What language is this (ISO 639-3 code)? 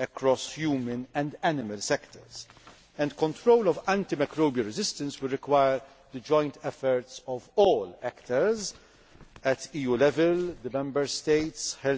eng